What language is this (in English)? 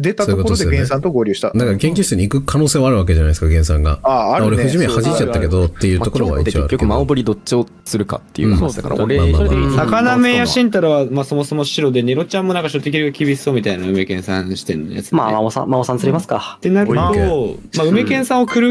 Japanese